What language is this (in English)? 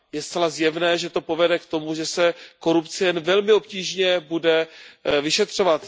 Czech